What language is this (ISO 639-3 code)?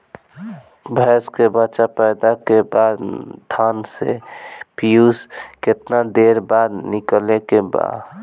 bho